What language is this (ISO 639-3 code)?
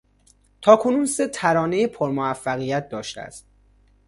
fas